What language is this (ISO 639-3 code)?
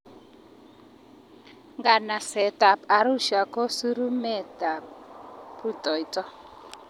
kln